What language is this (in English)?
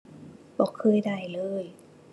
Thai